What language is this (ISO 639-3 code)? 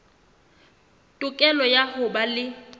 sot